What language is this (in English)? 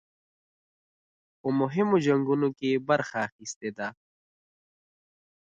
Pashto